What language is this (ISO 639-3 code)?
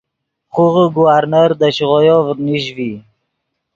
ydg